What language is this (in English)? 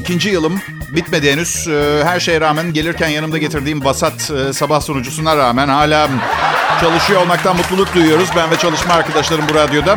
Turkish